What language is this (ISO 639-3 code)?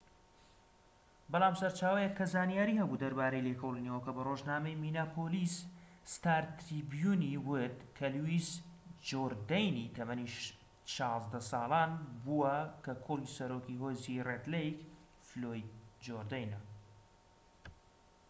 ckb